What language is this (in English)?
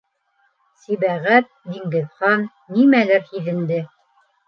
Bashkir